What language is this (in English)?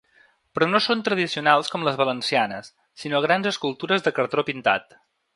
Catalan